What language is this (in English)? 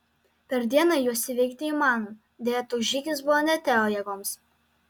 Lithuanian